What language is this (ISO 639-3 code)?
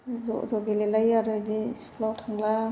brx